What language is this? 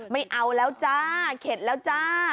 Thai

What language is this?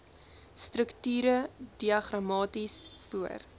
Afrikaans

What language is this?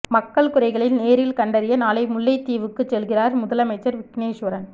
Tamil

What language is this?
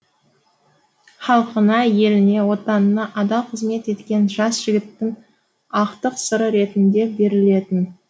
Kazakh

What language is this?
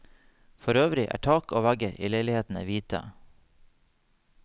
Norwegian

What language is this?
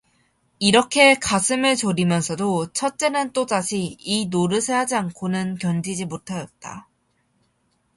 Korean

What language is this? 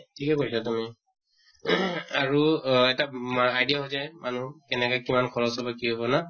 Assamese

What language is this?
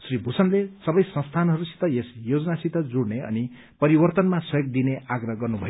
Nepali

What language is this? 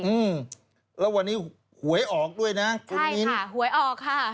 Thai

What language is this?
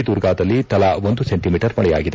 Kannada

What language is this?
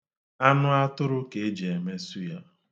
Igbo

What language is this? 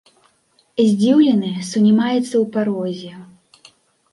Belarusian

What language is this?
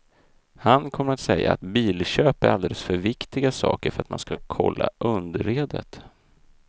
Swedish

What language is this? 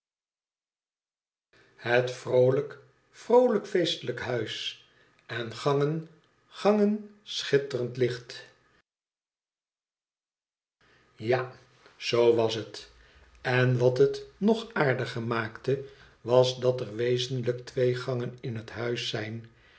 Dutch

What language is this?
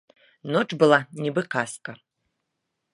Belarusian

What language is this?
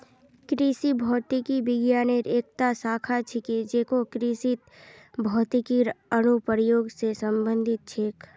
Magahi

